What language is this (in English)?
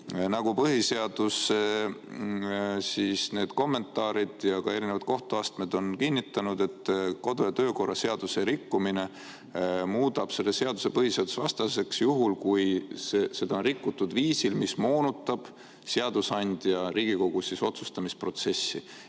Estonian